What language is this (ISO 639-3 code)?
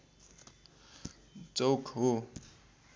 nep